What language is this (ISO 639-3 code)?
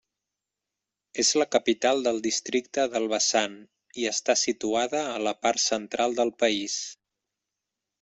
cat